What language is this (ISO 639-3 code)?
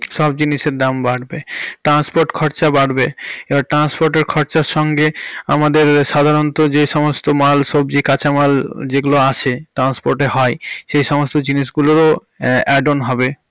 ben